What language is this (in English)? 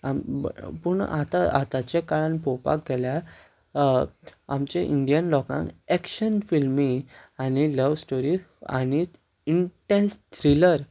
Konkani